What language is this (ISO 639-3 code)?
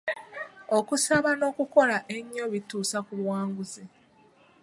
lug